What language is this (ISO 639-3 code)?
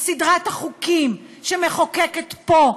heb